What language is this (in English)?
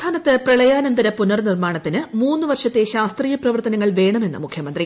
Malayalam